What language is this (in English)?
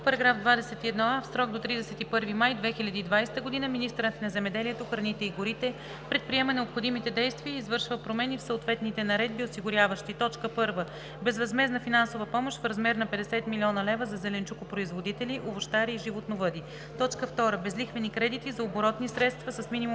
Bulgarian